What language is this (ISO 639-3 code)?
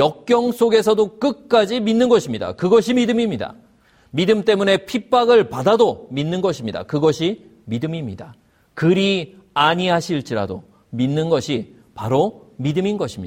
kor